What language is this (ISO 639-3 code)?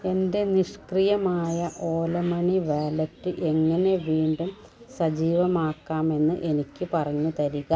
mal